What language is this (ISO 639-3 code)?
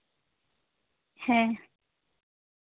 sat